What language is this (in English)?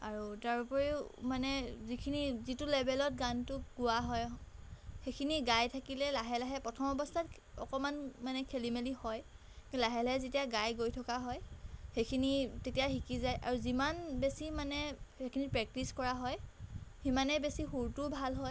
Assamese